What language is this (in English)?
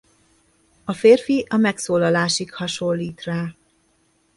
Hungarian